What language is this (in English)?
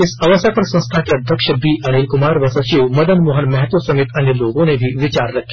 Hindi